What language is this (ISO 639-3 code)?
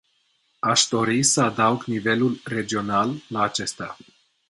ron